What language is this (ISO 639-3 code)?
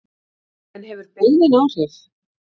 isl